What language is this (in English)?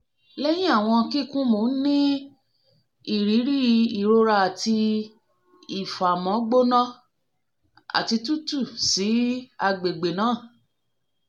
Yoruba